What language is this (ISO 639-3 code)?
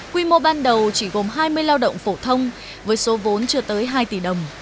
vie